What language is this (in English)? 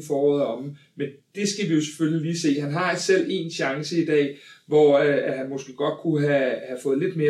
Danish